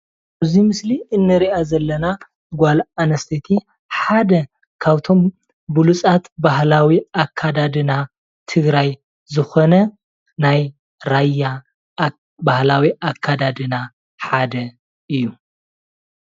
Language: Tigrinya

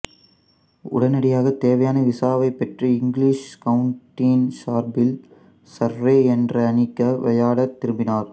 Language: Tamil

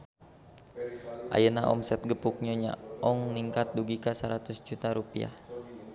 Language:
Sundanese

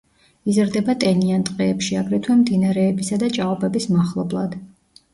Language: Georgian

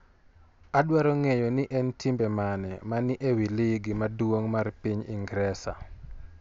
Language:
Luo (Kenya and Tanzania)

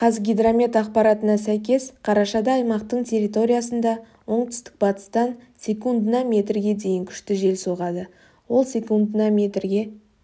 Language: Kazakh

